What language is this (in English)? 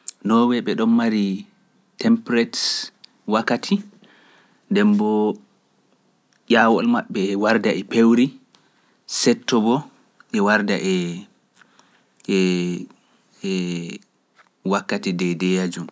Pular